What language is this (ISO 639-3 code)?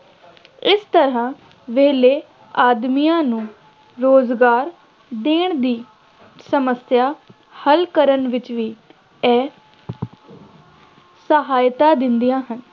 pan